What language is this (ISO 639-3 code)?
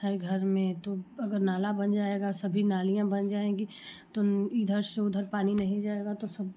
hin